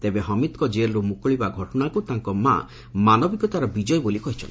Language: Odia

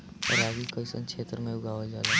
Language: Bhojpuri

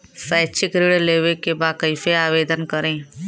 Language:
Bhojpuri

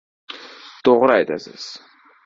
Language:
Uzbek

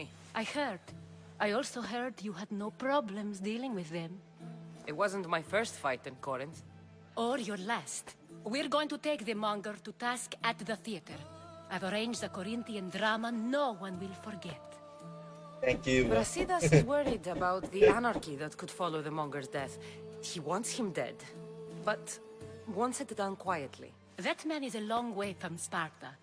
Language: Vietnamese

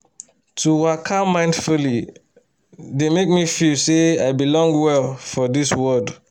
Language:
Nigerian Pidgin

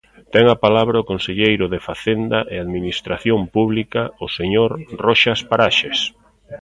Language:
Galician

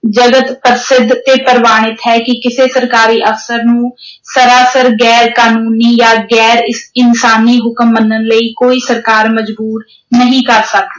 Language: Punjabi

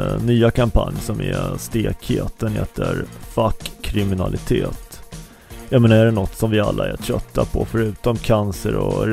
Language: Swedish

